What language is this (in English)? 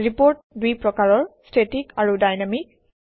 Assamese